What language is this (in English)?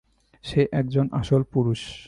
Bangla